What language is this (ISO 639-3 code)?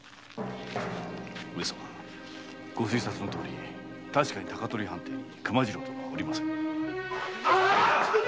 jpn